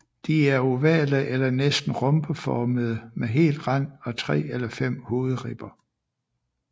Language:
Danish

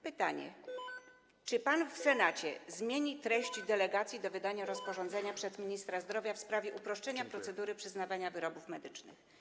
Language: Polish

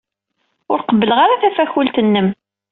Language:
Kabyle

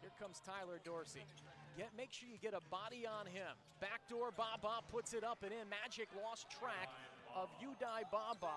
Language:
English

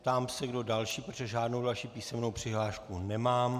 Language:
Czech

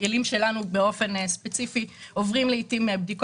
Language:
Hebrew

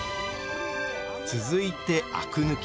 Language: Japanese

